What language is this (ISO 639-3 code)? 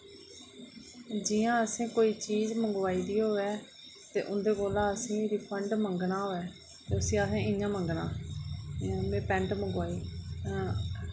doi